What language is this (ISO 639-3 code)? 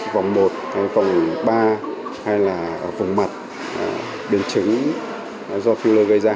vie